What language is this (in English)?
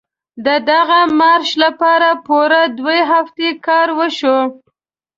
Pashto